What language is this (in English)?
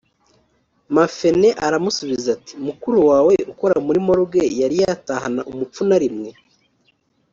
Kinyarwanda